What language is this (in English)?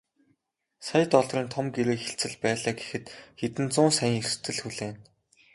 Mongolian